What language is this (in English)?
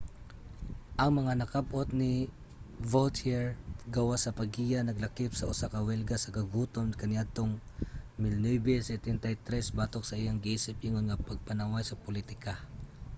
Cebuano